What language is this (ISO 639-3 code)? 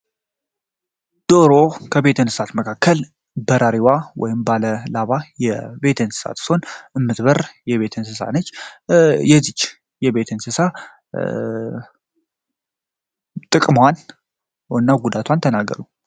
amh